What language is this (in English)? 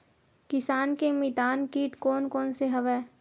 Chhattisgarhi